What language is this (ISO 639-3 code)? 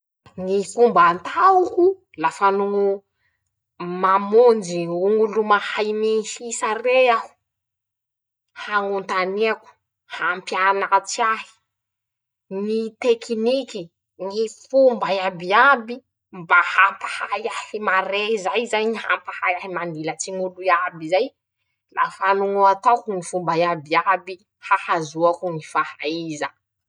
msh